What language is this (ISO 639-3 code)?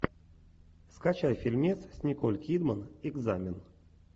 rus